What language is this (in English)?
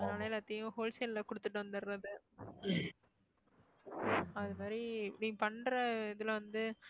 Tamil